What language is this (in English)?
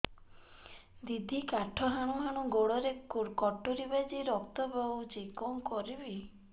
Odia